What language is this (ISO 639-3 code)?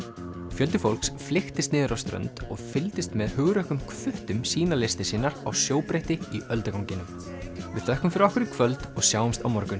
isl